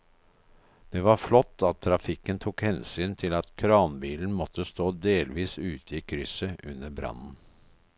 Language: Norwegian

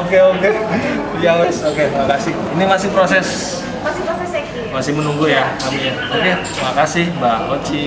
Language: Indonesian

